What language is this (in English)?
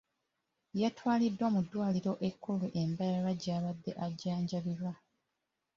Ganda